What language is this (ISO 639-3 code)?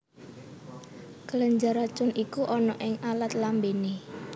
jav